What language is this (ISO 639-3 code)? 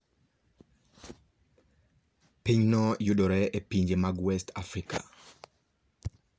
luo